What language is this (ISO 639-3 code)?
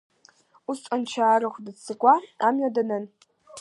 abk